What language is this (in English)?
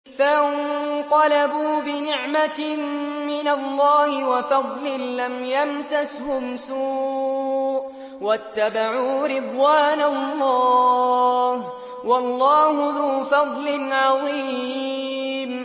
Arabic